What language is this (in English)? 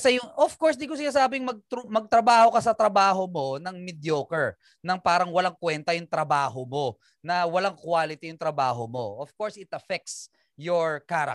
Filipino